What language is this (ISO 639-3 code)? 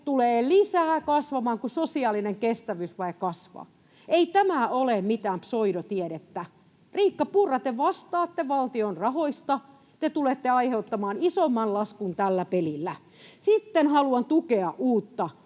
fin